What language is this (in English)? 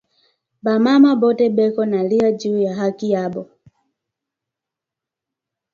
Swahili